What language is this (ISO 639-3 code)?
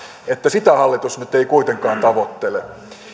fin